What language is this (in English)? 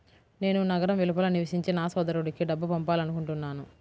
Telugu